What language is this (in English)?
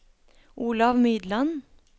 Norwegian